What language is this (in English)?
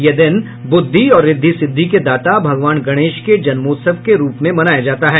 Hindi